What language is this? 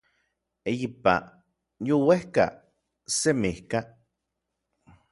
Orizaba Nahuatl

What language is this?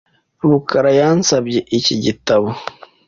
Kinyarwanda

